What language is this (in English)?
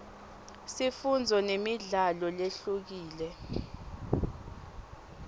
Swati